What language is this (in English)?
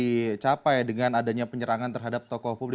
Indonesian